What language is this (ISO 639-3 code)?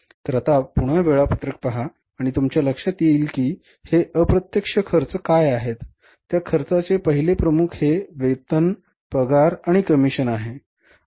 mar